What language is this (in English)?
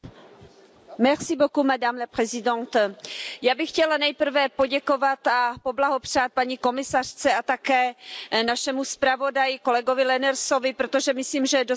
Czech